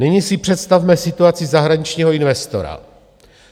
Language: Czech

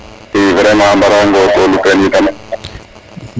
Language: Serer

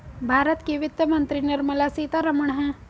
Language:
Hindi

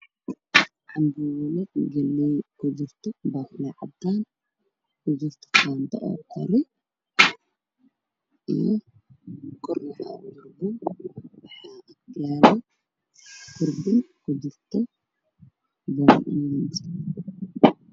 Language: Somali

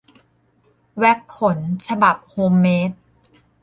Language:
Thai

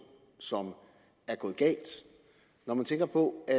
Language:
Danish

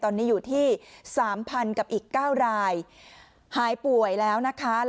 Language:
Thai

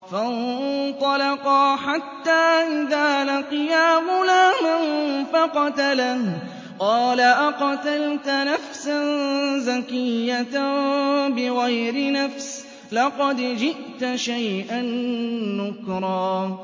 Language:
Arabic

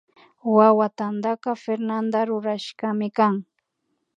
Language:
Imbabura Highland Quichua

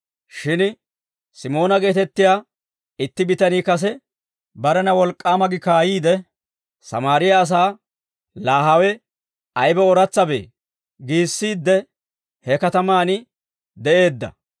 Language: Dawro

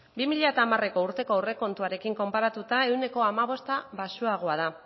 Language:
Basque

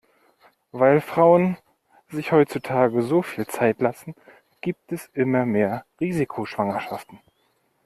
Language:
German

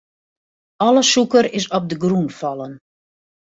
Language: Western Frisian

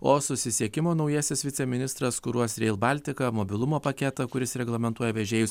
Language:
Lithuanian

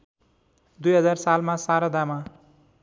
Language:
Nepali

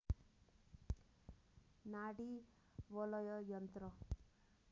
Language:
Nepali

